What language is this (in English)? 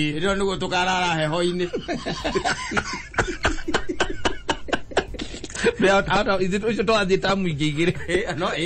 French